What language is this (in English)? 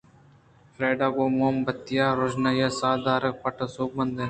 Eastern Balochi